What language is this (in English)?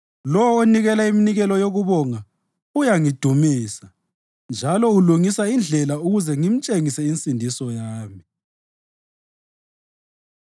North Ndebele